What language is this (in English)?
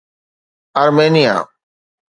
Sindhi